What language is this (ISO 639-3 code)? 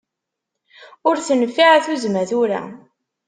kab